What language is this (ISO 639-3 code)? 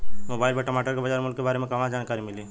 bho